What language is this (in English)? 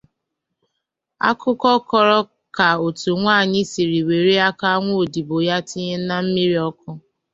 Igbo